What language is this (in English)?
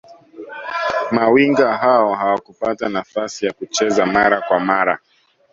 Swahili